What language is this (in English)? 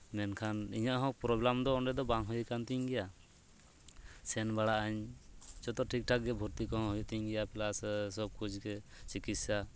Santali